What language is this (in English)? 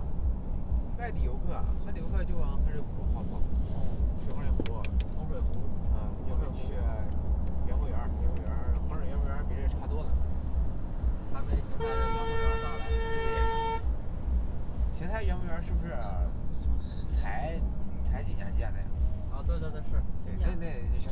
Chinese